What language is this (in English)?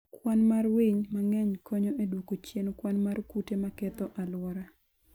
Luo (Kenya and Tanzania)